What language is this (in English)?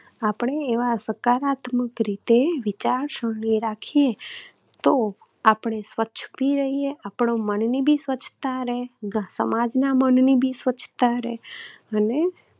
Gujarati